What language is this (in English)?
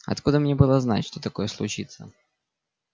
Russian